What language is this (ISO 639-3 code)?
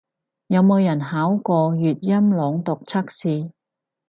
yue